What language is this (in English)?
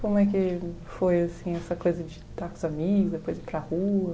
Portuguese